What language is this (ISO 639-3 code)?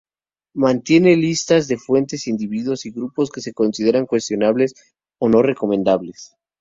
spa